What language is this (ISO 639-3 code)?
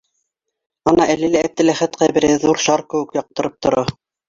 bak